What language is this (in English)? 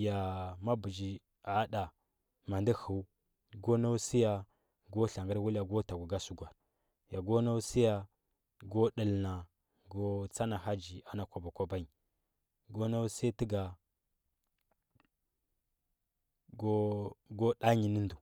Huba